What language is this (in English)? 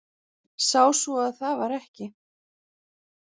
Icelandic